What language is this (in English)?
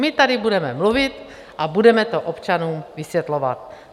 Czech